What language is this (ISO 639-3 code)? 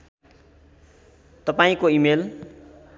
nep